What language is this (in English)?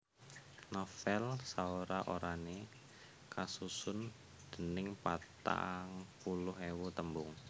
Javanese